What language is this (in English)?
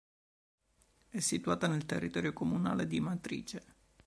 Italian